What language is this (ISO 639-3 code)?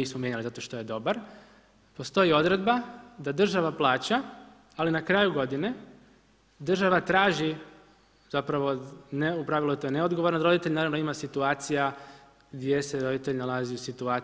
hrv